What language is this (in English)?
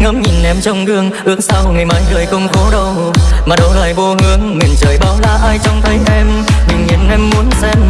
Vietnamese